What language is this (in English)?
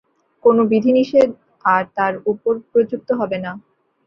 Bangla